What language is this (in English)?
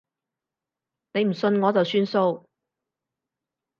Cantonese